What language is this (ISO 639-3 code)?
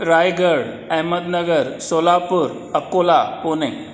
snd